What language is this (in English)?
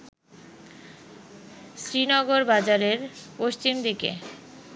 Bangla